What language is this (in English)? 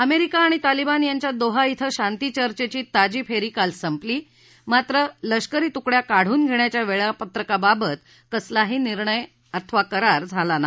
Marathi